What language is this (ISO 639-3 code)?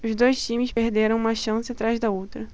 por